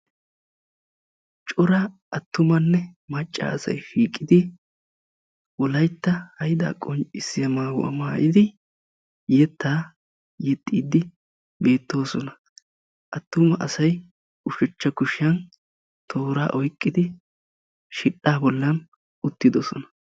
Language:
Wolaytta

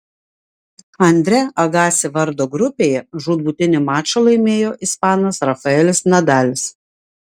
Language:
Lithuanian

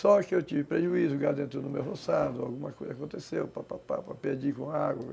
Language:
Portuguese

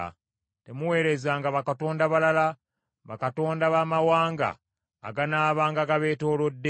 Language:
Ganda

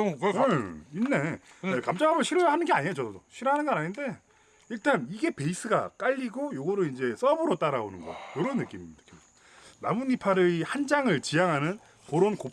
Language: Korean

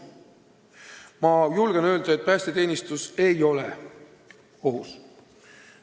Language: Estonian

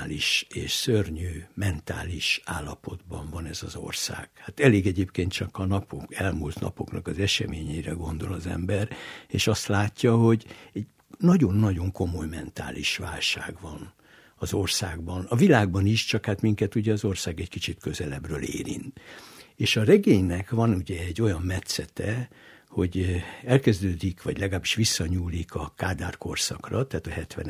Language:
Hungarian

